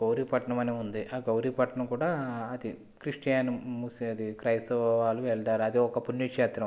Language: Telugu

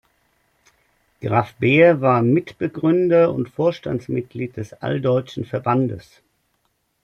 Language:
German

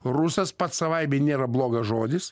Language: Lithuanian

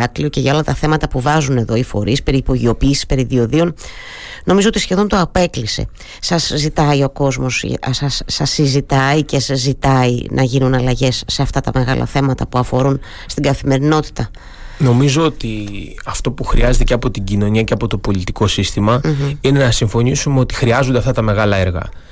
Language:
Greek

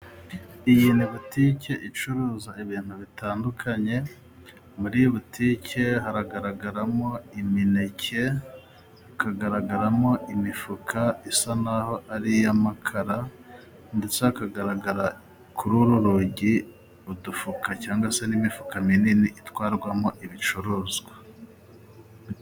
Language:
Kinyarwanda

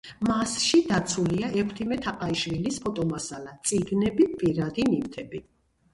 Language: Georgian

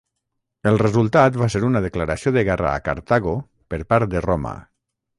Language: Catalan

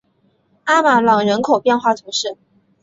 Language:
Chinese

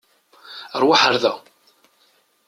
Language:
Kabyle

